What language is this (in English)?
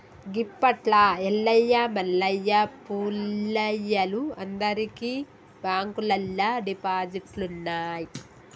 Telugu